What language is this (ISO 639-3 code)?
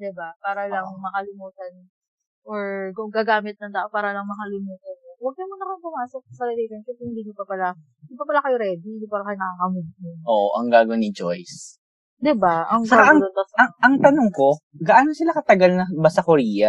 fil